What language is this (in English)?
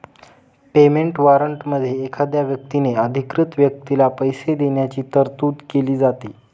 Marathi